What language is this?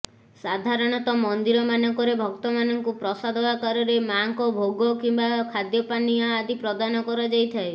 Odia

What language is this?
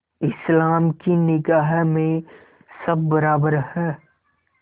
Hindi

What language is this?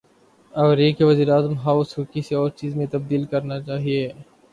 Urdu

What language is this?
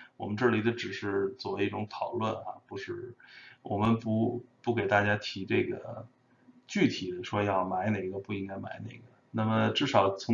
Chinese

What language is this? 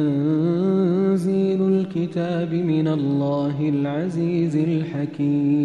Arabic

